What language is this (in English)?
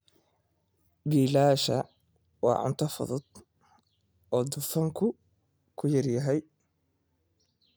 Somali